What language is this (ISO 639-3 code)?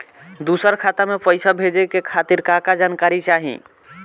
bho